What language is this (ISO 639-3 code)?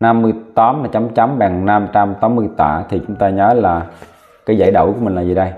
vie